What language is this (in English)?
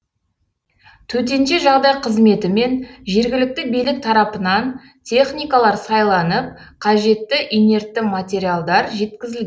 Kazakh